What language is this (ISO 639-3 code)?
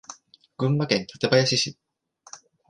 jpn